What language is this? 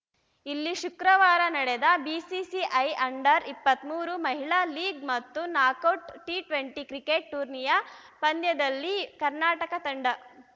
Kannada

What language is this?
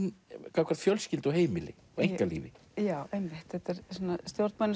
Icelandic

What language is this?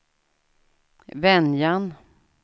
Swedish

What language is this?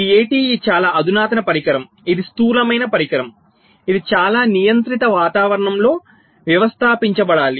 Telugu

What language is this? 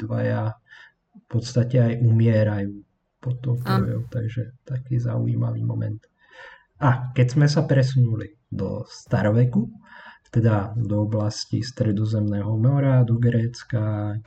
Slovak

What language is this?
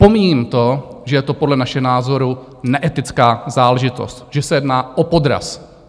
Czech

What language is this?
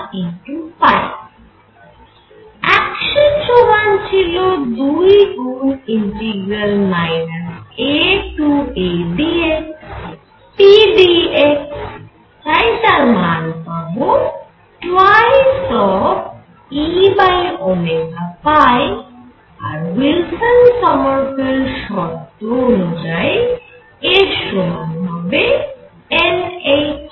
Bangla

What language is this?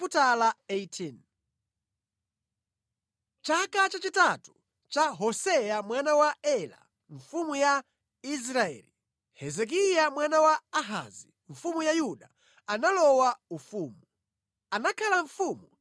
Nyanja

